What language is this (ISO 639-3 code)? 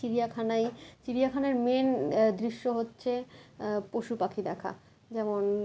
ben